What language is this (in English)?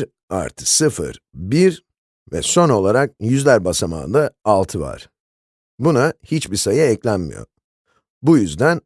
Turkish